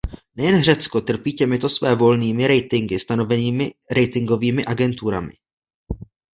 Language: Czech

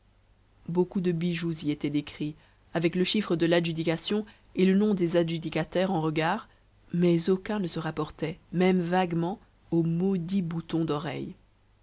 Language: French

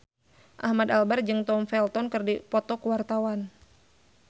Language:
Sundanese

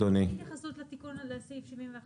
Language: Hebrew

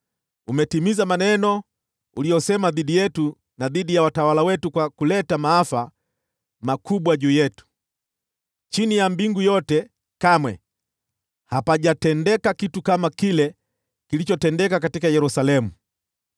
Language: Swahili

